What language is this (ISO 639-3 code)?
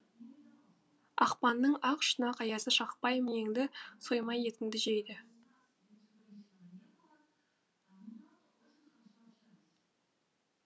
kaz